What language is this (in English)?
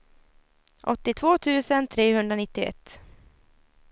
Swedish